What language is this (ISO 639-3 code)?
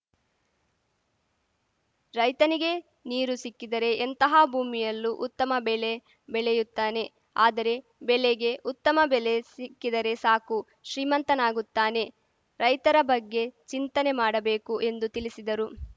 kan